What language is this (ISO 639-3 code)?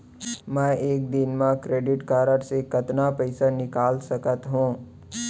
hne